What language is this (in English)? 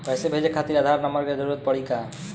Bhojpuri